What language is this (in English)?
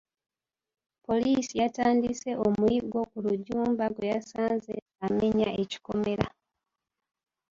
Ganda